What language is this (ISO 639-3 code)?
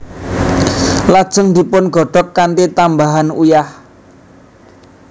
jav